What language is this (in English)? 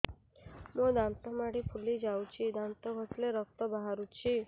Odia